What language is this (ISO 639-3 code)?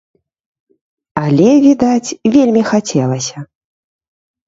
bel